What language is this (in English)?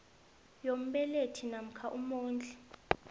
South Ndebele